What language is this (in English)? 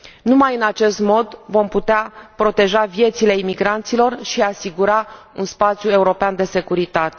Romanian